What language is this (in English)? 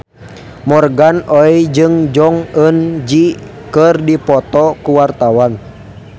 Sundanese